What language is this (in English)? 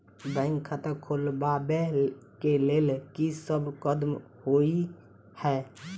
Maithili